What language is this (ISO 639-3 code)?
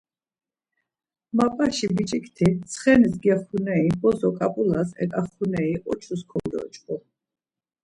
lzz